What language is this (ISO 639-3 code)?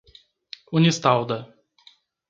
por